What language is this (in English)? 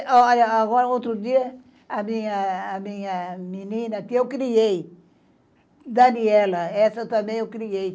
Portuguese